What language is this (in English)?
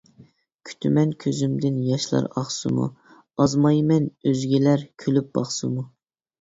Uyghur